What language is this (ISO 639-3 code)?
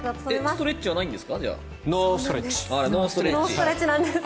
jpn